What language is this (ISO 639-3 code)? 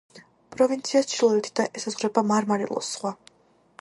kat